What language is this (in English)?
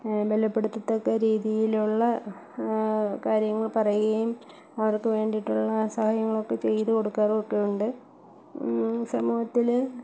Malayalam